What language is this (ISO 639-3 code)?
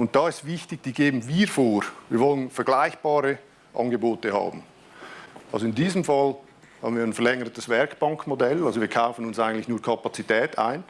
deu